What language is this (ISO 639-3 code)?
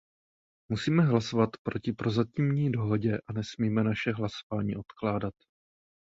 ces